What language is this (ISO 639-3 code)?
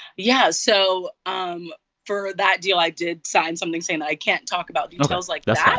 eng